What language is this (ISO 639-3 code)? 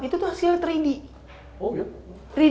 ind